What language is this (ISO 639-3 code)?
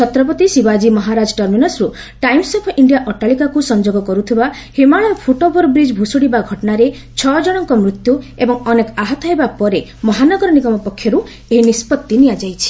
ori